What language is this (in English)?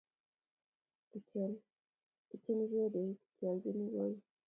Kalenjin